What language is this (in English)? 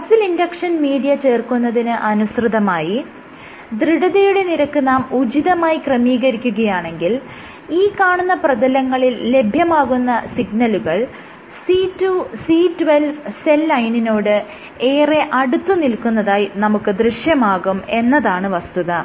Malayalam